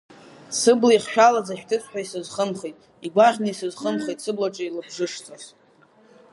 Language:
Abkhazian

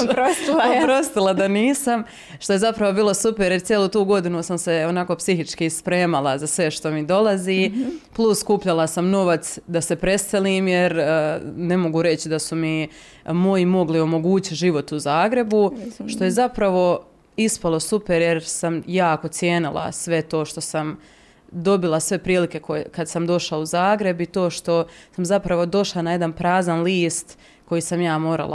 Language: Croatian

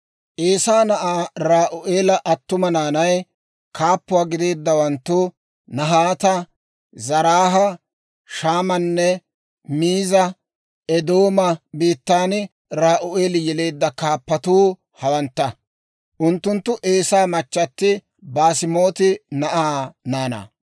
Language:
Dawro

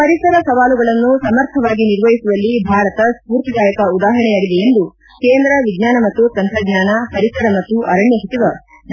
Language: Kannada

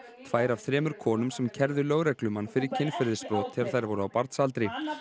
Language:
Icelandic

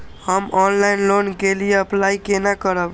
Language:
Maithili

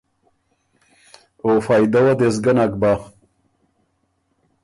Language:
Ormuri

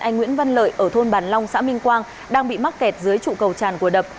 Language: Vietnamese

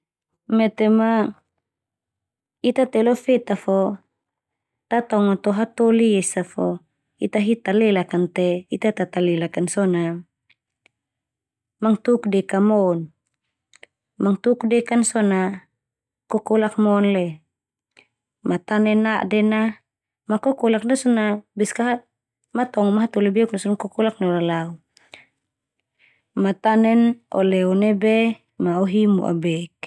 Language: Termanu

